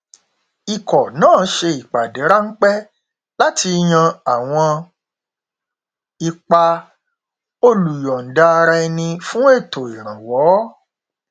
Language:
Yoruba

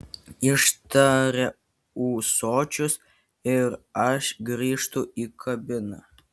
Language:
Lithuanian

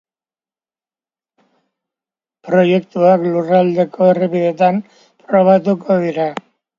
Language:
Basque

